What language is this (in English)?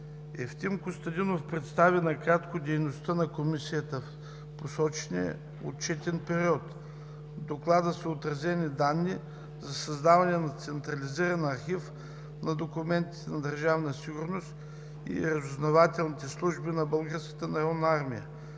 Bulgarian